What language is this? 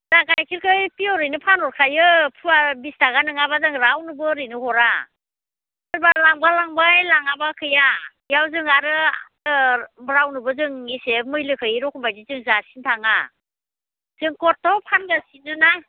Bodo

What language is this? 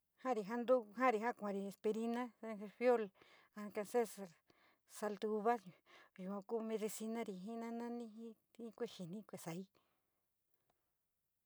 San Miguel El Grande Mixtec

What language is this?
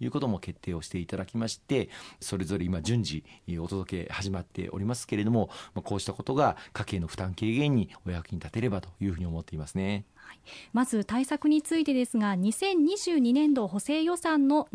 Japanese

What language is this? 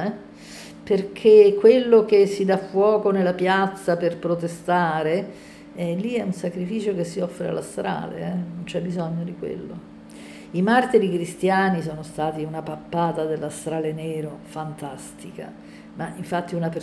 Italian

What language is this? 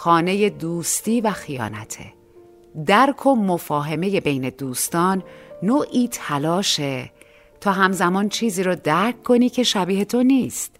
Persian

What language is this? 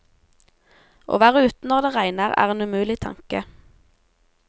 Norwegian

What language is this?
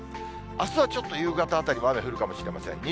Japanese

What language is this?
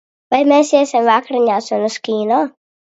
Latvian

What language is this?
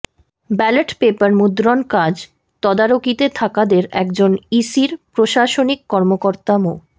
Bangla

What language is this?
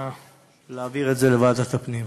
Hebrew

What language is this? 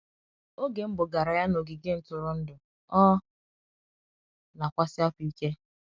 Igbo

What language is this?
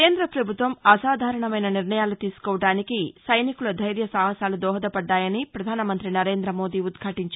Telugu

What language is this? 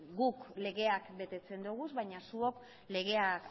Basque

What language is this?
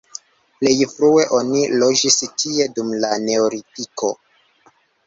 Esperanto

